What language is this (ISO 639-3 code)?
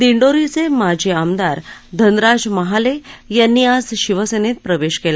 mar